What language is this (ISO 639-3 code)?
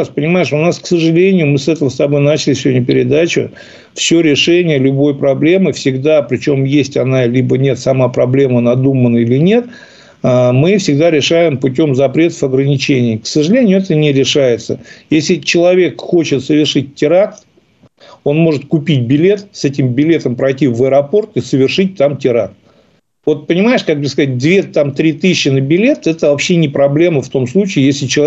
rus